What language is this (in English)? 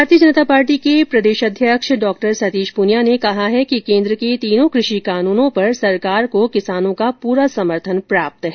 Hindi